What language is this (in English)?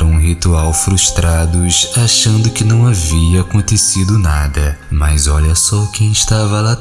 Portuguese